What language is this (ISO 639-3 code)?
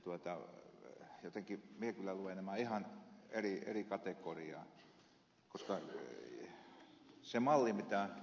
fin